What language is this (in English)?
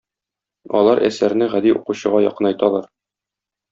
Tatar